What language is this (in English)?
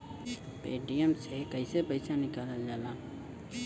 Bhojpuri